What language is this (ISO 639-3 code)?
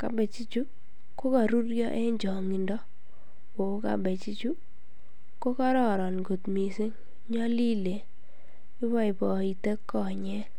kln